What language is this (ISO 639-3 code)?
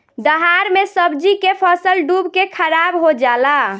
bho